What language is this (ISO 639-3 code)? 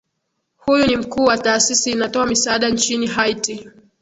swa